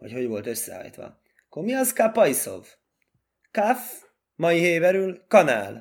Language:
Hungarian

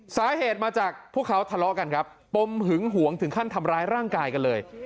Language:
Thai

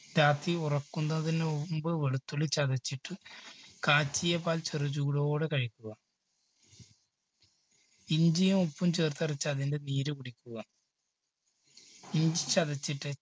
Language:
Malayalam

